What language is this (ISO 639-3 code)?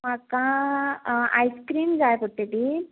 kok